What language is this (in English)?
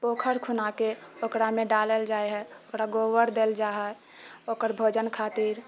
Maithili